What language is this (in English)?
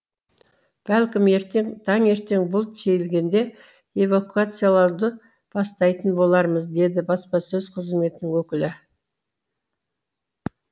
Kazakh